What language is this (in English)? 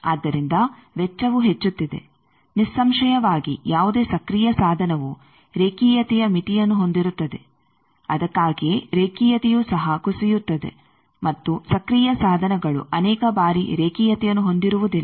Kannada